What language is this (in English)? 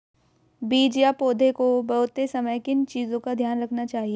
Hindi